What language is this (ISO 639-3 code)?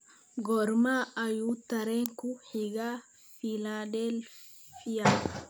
som